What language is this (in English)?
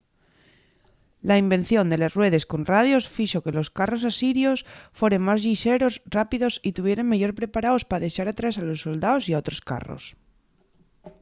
Asturian